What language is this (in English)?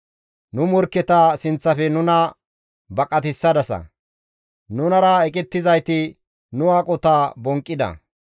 Gamo